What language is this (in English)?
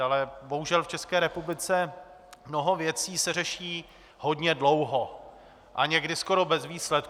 Czech